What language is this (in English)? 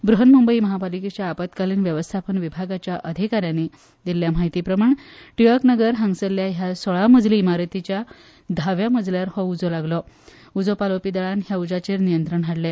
Konkani